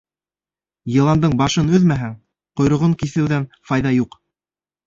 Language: Bashkir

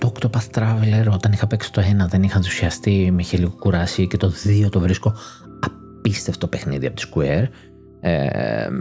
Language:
Greek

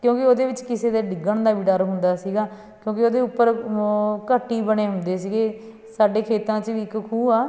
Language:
Punjabi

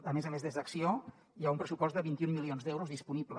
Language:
Catalan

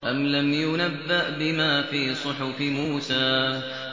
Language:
Arabic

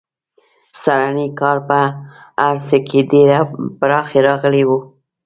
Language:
Pashto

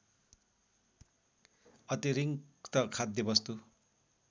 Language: Nepali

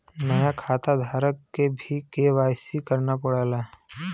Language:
Bhojpuri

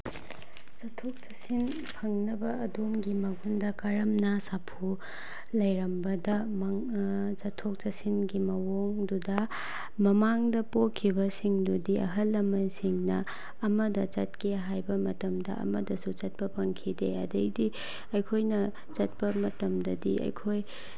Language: Manipuri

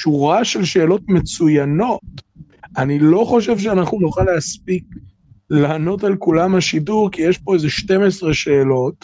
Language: Hebrew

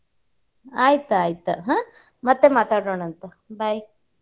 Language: Kannada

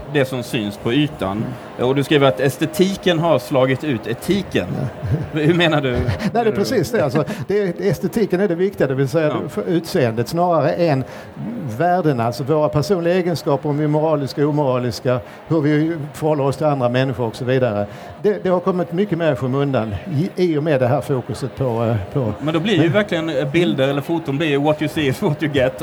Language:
Swedish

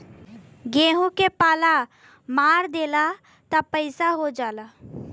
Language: Bhojpuri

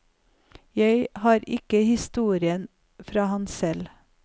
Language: Norwegian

